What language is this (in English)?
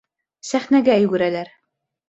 Bashkir